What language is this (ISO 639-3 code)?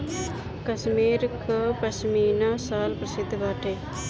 bho